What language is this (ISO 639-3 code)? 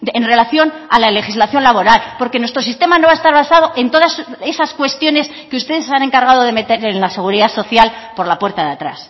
spa